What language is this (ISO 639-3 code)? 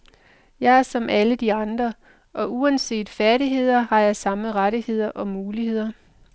dan